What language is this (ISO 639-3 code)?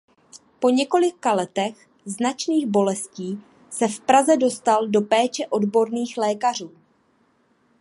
ces